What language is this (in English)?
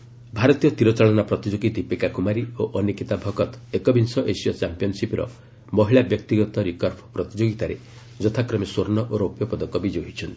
Odia